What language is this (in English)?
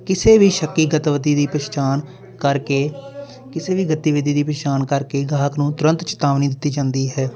Punjabi